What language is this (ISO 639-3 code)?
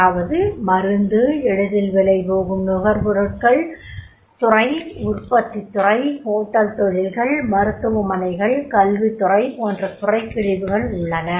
tam